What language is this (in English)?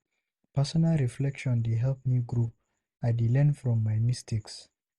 Nigerian Pidgin